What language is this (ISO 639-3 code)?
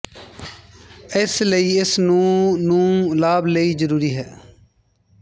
pan